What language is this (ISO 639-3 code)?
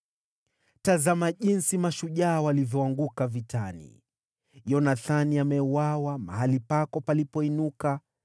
swa